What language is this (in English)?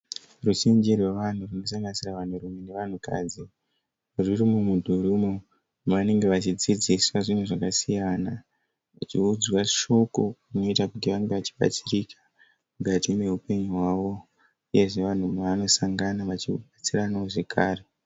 Shona